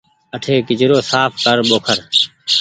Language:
Goaria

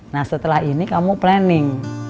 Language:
Indonesian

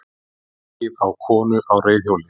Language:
Icelandic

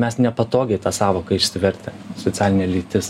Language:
Lithuanian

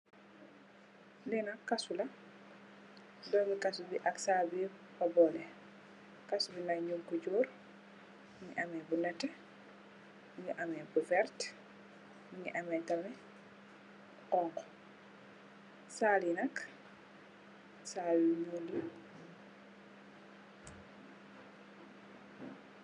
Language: Wolof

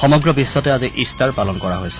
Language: Assamese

